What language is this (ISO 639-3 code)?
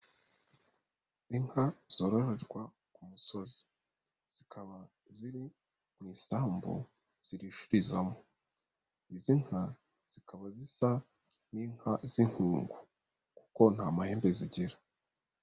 kin